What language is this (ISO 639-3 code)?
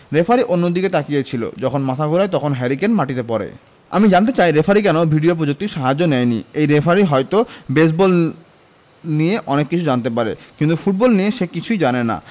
ben